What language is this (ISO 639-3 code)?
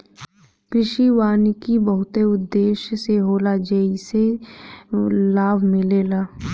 bho